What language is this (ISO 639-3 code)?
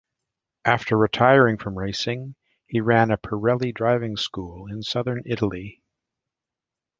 eng